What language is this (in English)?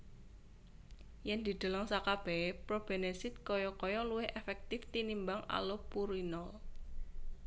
Javanese